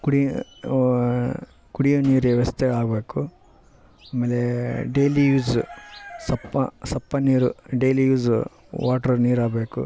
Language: Kannada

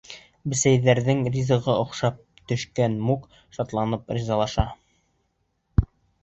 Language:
Bashkir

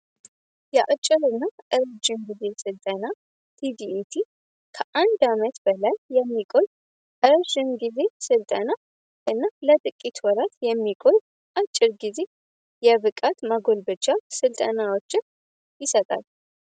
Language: Amharic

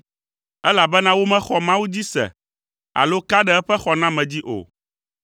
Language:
Ewe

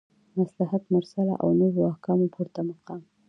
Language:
Pashto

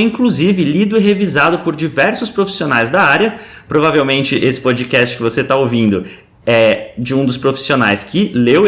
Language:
Portuguese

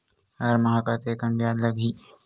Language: Chhattisgarhi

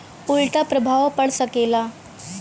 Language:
Bhojpuri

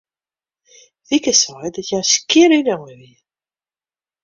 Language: Western Frisian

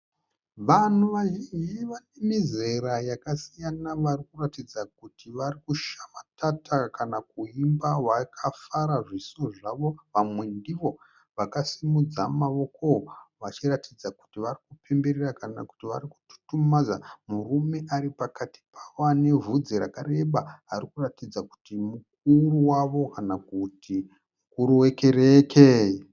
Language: Shona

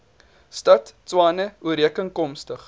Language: Afrikaans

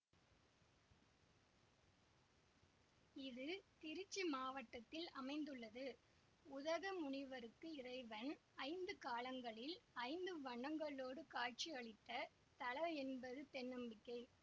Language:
Tamil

